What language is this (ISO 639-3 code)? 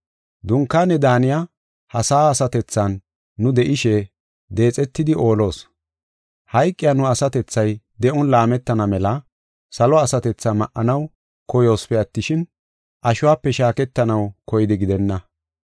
gof